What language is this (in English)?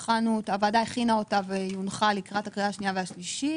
Hebrew